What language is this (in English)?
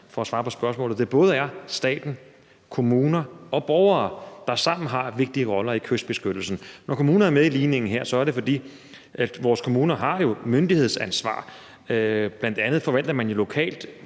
Danish